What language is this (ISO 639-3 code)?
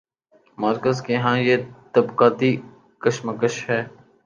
urd